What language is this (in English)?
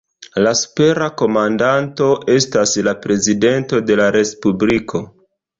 Esperanto